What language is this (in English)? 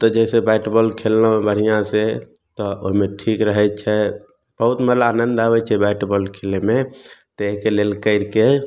Maithili